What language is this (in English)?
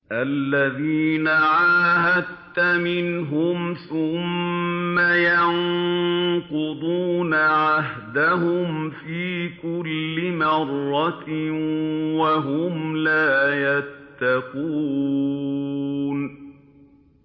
Arabic